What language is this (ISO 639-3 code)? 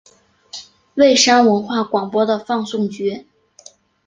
zho